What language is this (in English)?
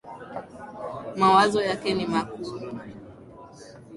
Swahili